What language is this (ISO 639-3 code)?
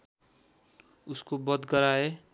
nep